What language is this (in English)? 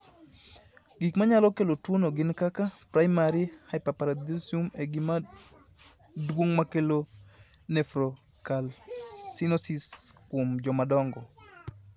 Luo (Kenya and Tanzania)